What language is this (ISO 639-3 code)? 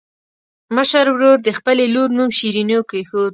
pus